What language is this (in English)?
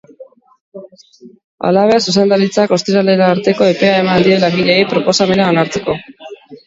Basque